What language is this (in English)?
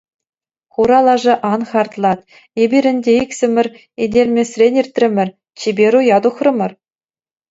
Chuvash